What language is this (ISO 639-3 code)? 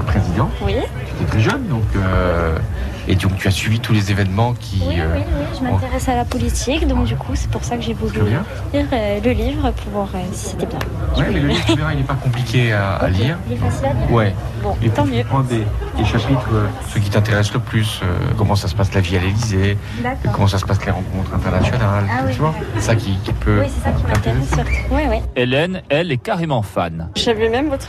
fra